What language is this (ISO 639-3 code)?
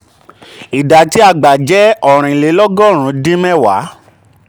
yor